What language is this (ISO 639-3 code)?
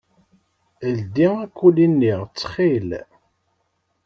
kab